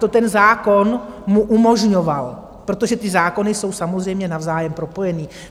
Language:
Czech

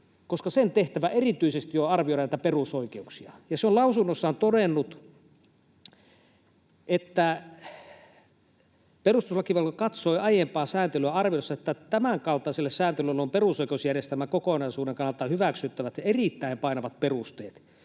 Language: Finnish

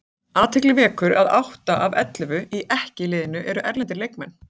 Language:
Icelandic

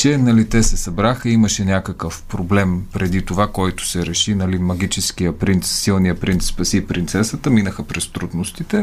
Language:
Bulgarian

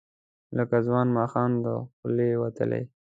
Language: Pashto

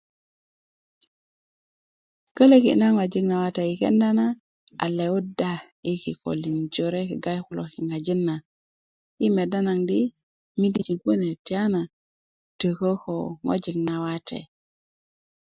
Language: Kuku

